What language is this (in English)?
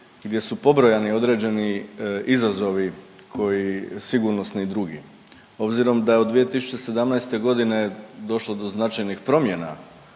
Croatian